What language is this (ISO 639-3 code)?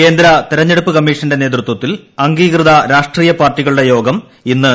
mal